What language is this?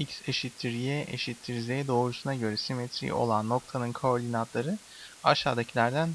Turkish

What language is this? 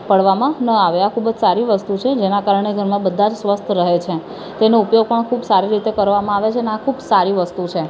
Gujarati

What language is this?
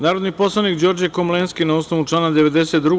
Serbian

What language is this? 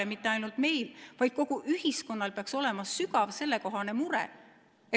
Estonian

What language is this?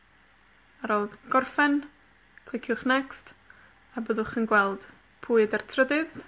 Welsh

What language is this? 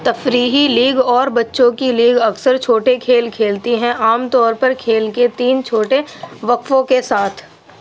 Urdu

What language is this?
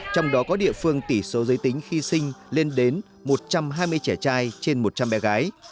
Vietnamese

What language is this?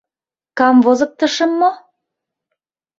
Mari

